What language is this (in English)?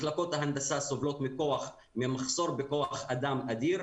Hebrew